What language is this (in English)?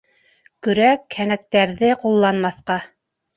Bashkir